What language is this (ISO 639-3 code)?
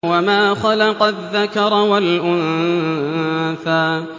ara